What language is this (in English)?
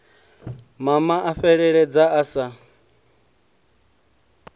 Venda